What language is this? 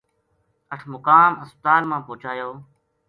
Gujari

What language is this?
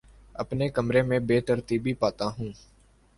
Urdu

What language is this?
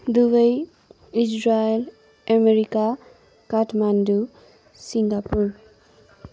Nepali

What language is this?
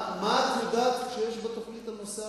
Hebrew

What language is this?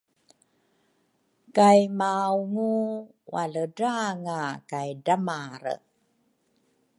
Rukai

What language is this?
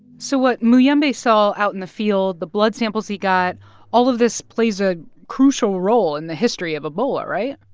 English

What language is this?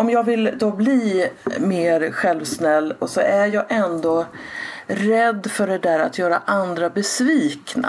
Swedish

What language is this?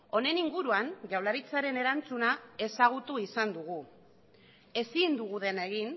Basque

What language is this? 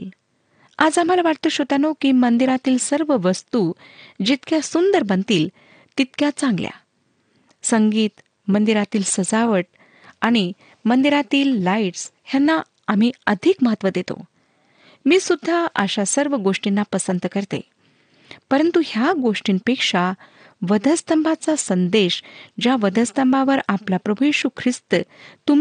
Marathi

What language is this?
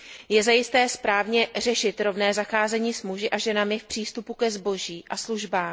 Czech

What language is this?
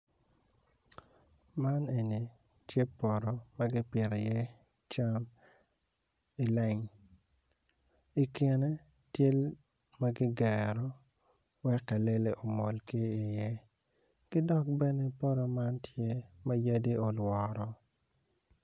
Acoli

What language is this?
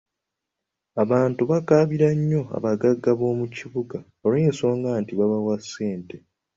Ganda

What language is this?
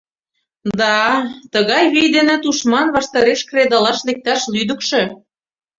Mari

